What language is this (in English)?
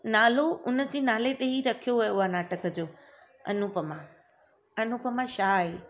Sindhi